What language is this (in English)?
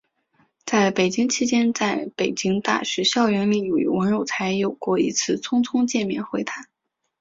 Chinese